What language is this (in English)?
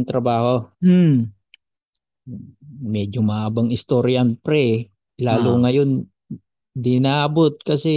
Filipino